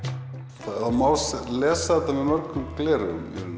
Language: Icelandic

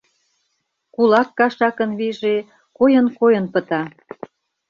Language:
Mari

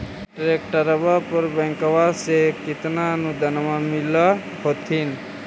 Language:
Magahi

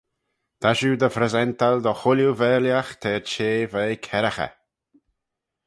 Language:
Manx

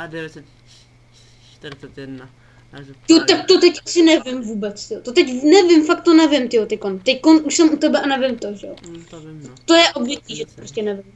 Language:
Czech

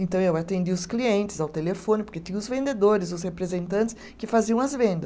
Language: Portuguese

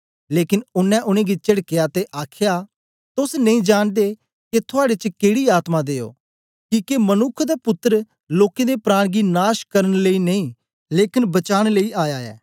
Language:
Dogri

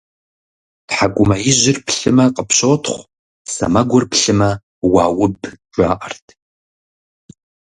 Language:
Kabardian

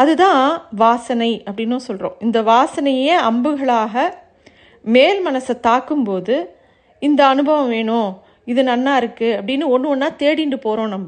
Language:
Tamil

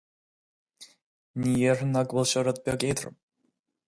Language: Irish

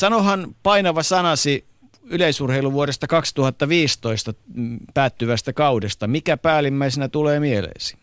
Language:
Finnish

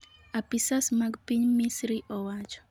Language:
Luo (Kenya and Tanzania)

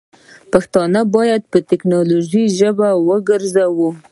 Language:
Pashto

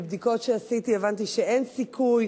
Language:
Hebrew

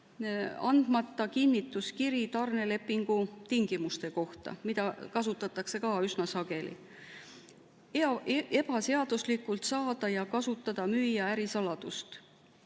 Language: Estonian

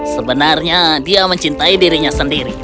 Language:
Indonesian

